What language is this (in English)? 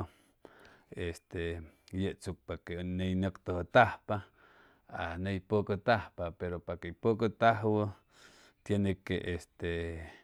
Chimalapa Zoque